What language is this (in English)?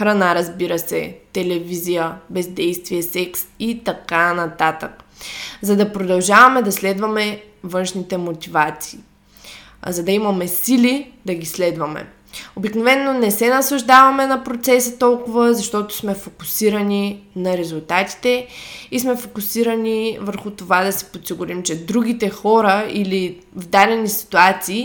Bulgarian